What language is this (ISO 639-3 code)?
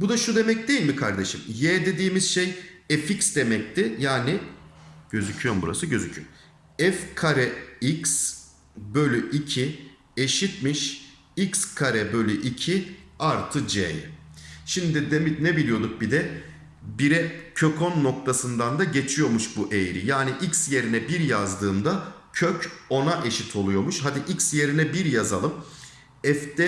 tur